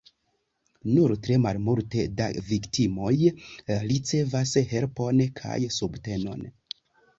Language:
Esperanto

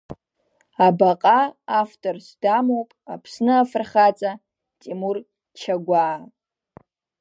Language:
Abkhazian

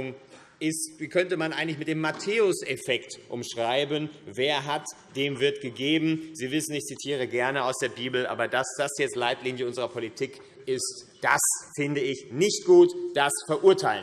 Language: German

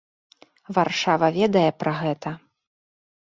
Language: Belarusian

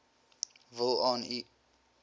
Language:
Afrikaans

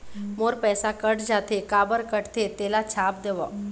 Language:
Chhattisgarhi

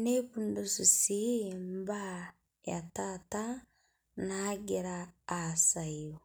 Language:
Masai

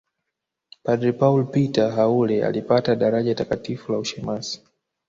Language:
Swahili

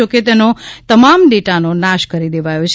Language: Gujarati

